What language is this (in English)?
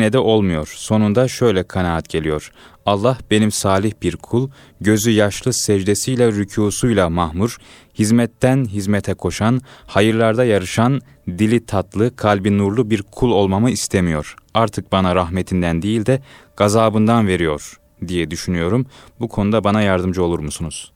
Turkish